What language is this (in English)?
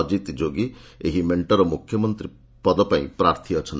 Odia